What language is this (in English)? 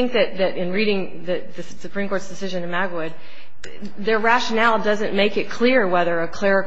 English